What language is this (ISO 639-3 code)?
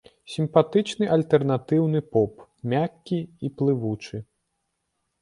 bel